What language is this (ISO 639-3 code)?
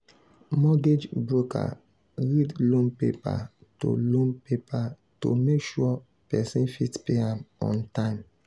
pcm